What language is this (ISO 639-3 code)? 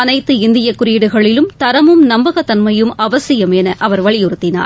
tam